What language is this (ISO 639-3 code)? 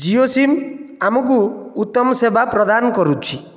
ori